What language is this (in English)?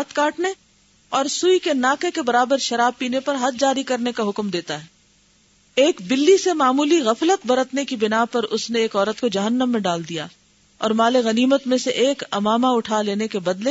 Urdu